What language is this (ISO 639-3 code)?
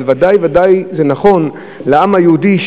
heb